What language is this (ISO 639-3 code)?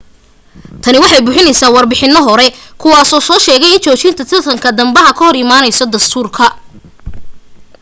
som